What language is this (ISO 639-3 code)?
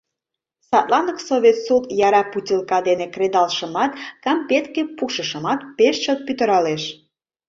chm